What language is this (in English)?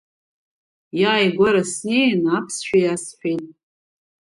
Abkhazian